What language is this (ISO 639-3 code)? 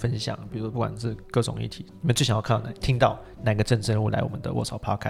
zho